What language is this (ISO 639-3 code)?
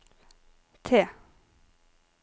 nor